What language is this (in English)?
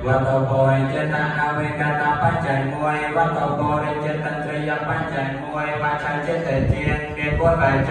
Thai